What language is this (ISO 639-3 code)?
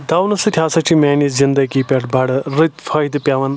kas